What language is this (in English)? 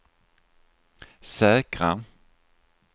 Swedish